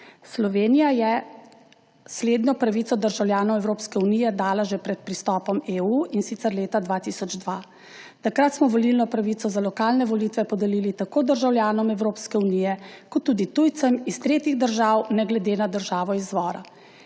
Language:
Slovenian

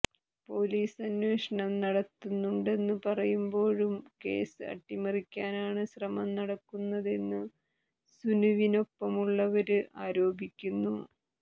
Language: Malayalam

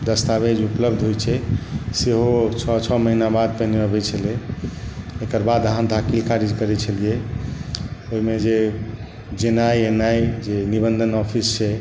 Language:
Maithili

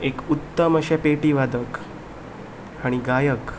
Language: Konkani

